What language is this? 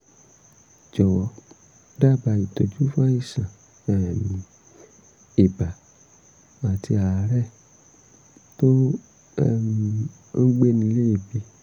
Yoruba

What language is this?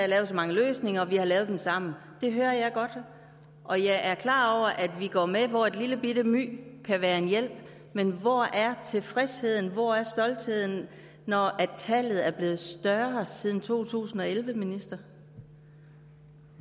Danish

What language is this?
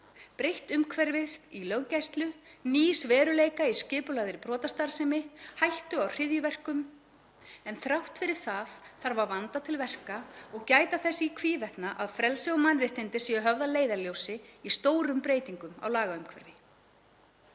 Icelandic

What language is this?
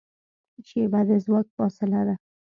Pashto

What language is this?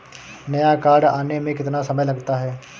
Hindi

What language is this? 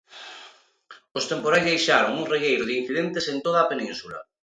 Galician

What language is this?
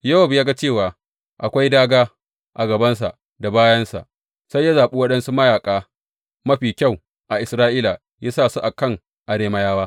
Hausa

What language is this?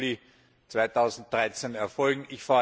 German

